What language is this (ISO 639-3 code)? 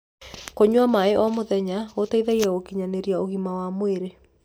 kik